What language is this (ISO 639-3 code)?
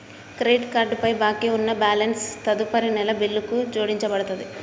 tel